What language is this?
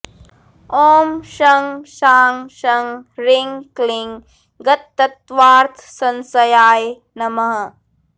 Sanskrit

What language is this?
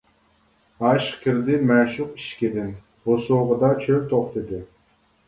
Uyghur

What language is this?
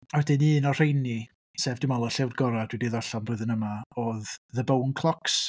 Welsh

